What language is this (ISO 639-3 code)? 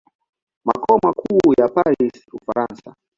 swa